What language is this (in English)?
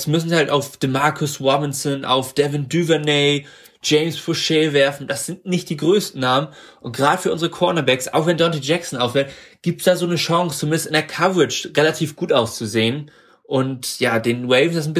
German